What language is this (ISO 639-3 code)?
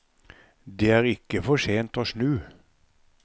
nor